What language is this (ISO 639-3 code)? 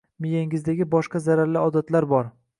uzb